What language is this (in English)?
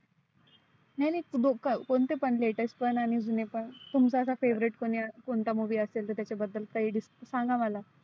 Marathi